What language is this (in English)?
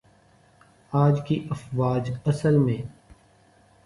Urdu